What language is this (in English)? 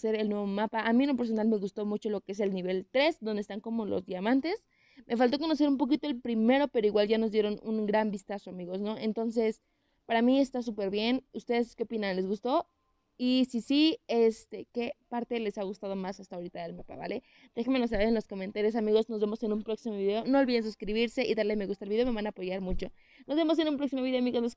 Spanish